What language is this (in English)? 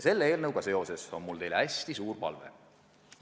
Estonian